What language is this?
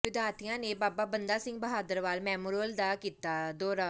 Punjabi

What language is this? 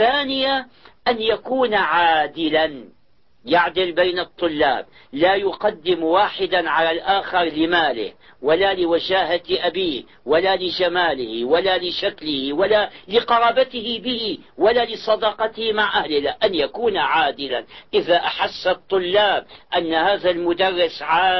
Arabic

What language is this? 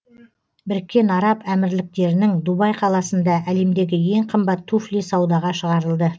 Kazakh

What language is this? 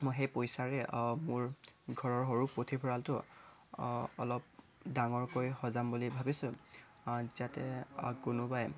Assamese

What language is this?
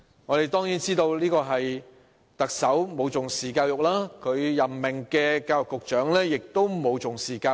Cantonese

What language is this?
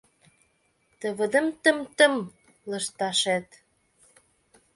Mari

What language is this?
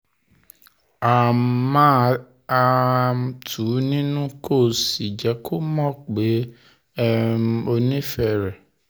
Yoruba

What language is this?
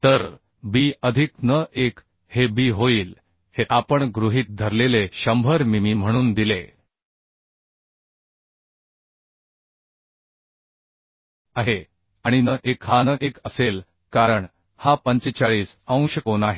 Marathi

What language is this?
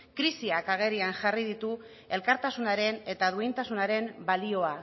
Basque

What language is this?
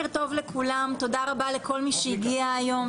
Hebrew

